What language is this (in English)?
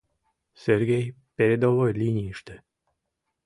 Mari